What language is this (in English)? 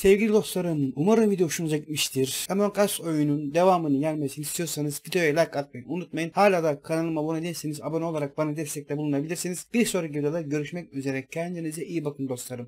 Turkish